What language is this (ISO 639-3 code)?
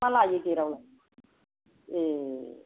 brx